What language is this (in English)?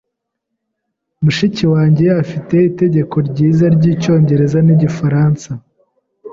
Kinyarwanda